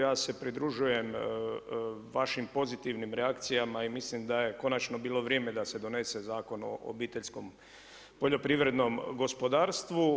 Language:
Croatian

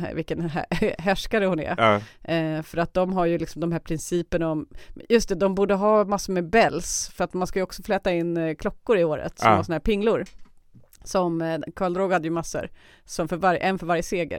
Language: Swedish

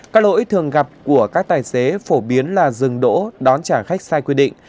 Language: Vietnamese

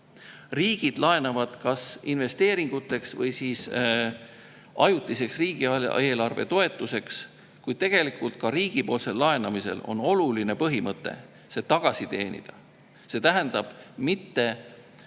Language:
Estonian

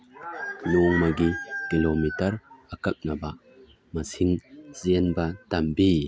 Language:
Manipuri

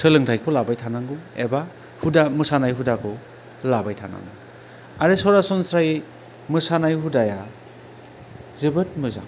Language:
Bodo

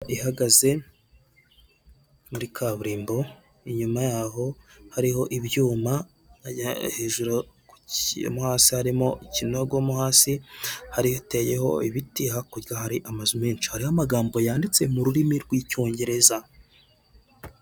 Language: Kinyarwanda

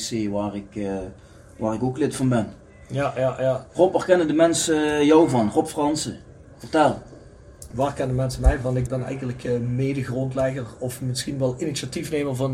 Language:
Dutch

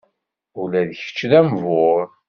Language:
Kabyle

